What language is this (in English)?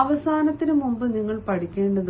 Malayalam